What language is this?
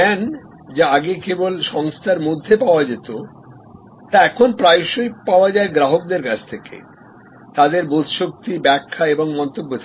Bangla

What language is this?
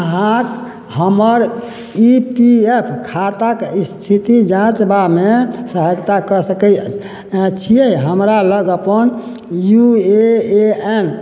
Maithili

